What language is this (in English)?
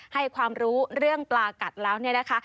Thai